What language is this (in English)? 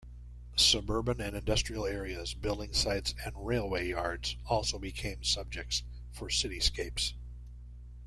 English